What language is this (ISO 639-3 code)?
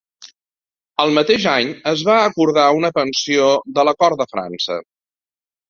cat